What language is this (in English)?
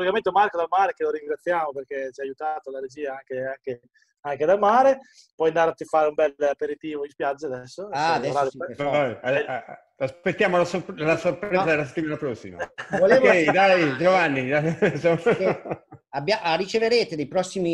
Italian